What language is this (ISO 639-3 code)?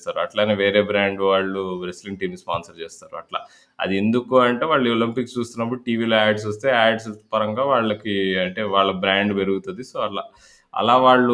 tel